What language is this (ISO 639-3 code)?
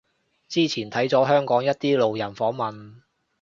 yue